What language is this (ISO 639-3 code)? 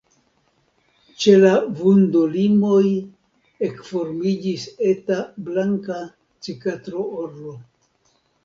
epo